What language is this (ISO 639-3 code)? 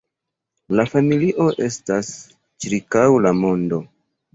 epo